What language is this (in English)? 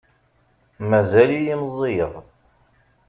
Kabyle